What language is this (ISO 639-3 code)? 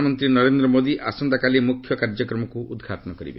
ori